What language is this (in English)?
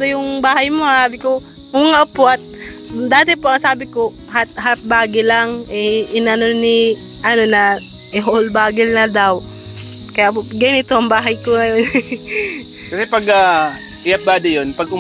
Filipino